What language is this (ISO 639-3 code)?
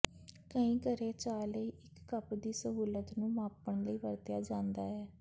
pan